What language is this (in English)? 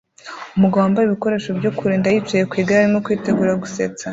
Kinyarwanda